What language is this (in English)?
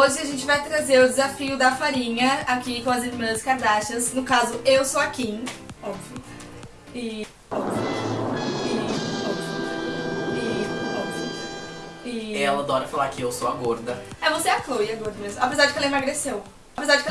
Portuguese